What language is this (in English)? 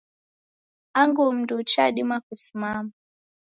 Taita